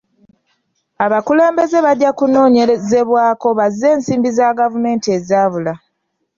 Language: Ganda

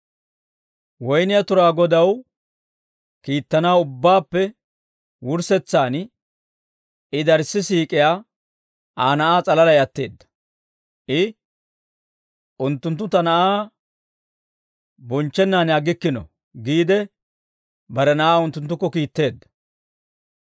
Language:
Dawro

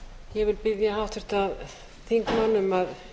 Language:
Icelandic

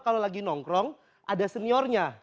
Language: Indonesian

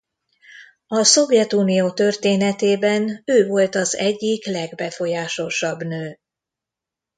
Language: Hungarian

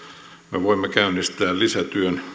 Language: Finnish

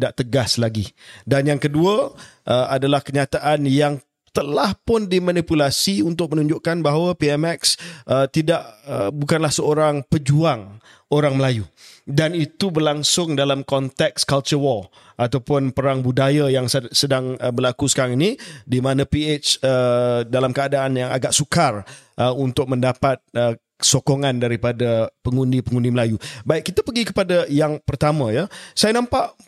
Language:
Malay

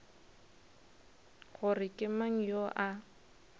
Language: Northern Sotho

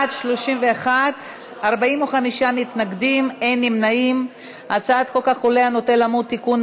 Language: Hebrew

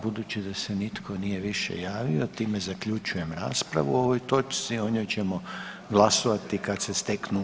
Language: Croatian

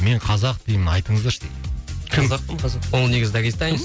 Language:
Kazakh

